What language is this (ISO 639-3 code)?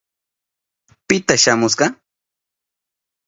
qup